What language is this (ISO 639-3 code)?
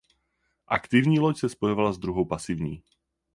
ces